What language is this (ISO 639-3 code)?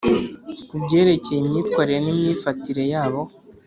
kin